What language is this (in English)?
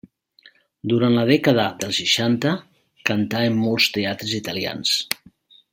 Catalan